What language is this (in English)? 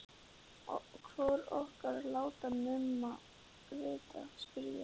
Icelandic